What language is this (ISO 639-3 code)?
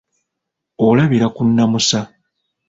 lug